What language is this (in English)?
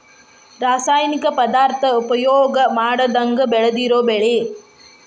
Kannada